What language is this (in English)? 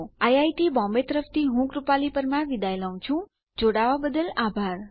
Gujarati